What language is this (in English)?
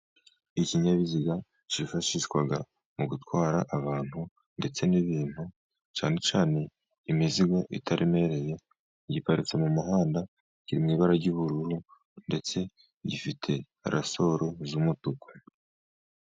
Kinyarwanda